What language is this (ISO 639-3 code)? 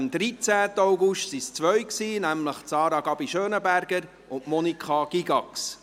gsw